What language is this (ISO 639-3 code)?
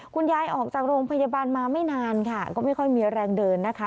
tha